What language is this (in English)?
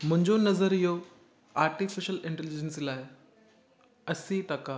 Sindhi